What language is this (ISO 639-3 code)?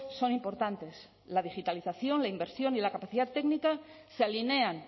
spa